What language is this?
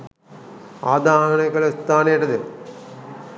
Sinhala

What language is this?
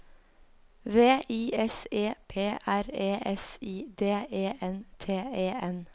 Norwegian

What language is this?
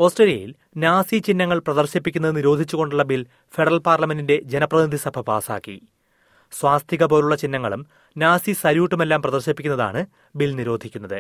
Malayalam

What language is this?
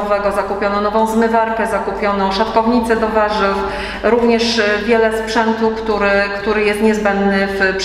Polish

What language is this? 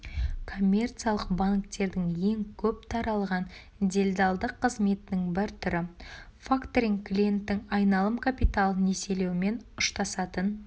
Kazakh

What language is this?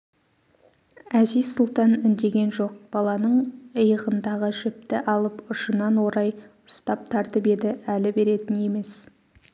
Kazakh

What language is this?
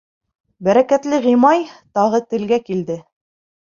Bashkir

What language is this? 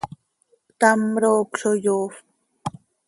Seri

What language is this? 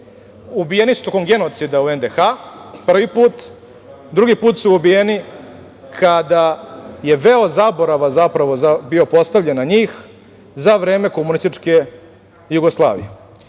Serbian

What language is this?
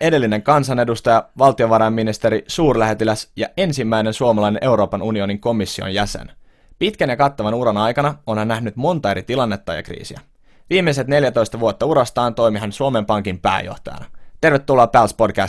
Finnish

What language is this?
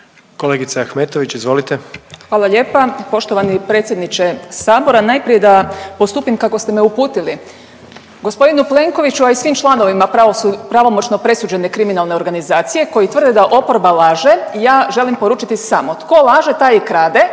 Croatian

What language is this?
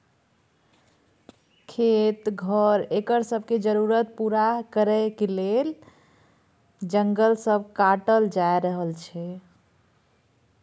Maithili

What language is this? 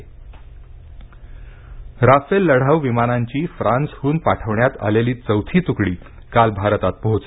Marathi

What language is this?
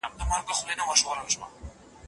Pashto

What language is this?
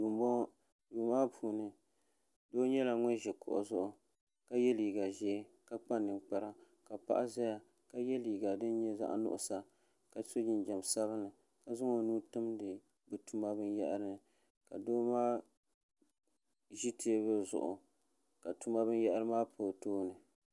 Dagbani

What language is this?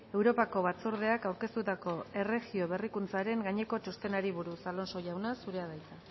Basque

